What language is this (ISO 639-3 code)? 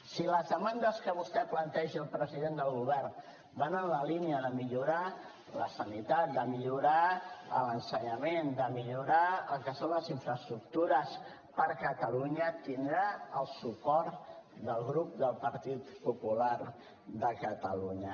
cat